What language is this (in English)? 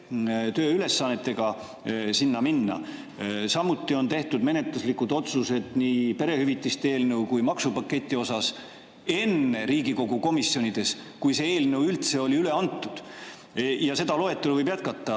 Estonian